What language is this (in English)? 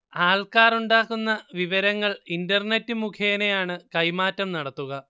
Malayalam